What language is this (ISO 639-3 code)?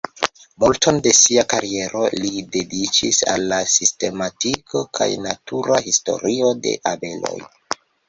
epo